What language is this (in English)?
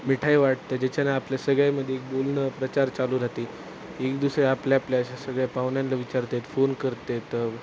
Marathi